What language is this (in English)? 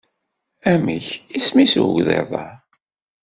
Kabyle